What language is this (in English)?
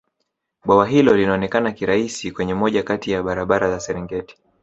Swahili